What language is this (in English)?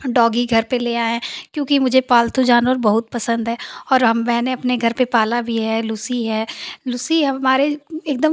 Hindi